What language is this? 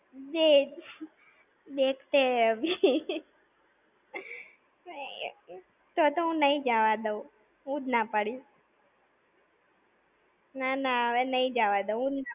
Gujarati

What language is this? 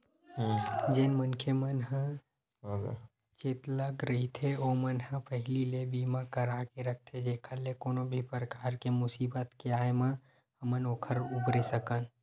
Chhattisgarhi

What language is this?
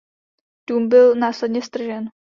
Czech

